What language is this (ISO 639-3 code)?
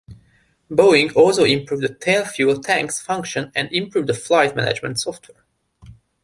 eng